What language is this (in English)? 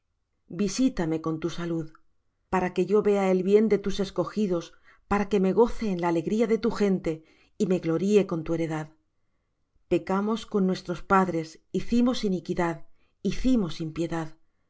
Spanish